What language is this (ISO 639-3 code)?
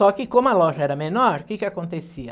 por